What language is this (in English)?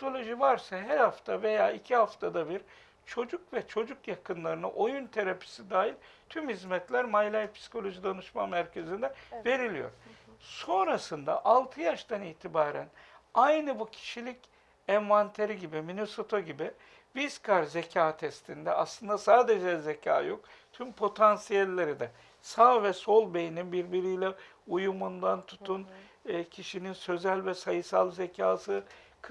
Turkish